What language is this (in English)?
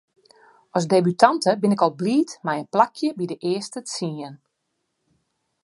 Western Frisian